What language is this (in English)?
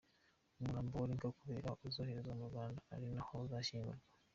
Kinyarwanda